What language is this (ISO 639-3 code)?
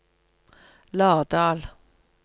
nor